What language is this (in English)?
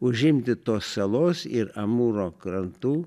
Lithuanian